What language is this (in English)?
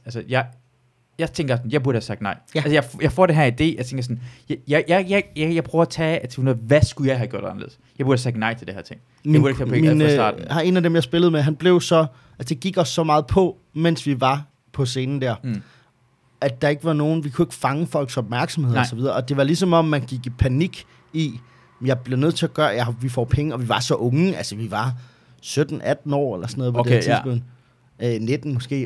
Danish